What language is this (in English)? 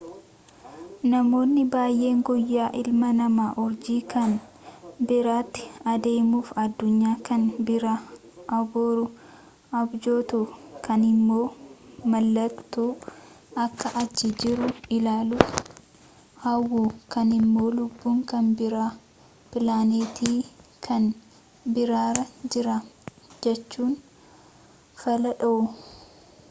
Oromo